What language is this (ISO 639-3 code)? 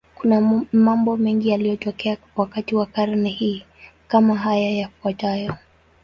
swa